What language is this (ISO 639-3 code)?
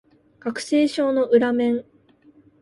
jpn